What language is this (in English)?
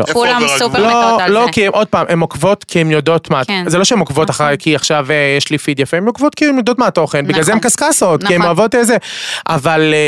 Hebrew